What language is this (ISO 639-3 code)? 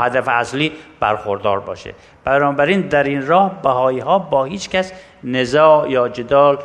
fas